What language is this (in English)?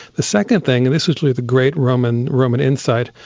English